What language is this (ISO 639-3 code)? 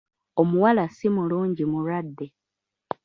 lug